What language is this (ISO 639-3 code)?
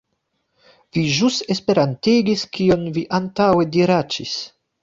epo